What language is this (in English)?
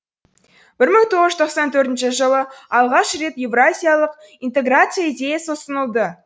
Kazakh